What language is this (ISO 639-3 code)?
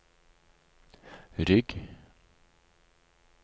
nor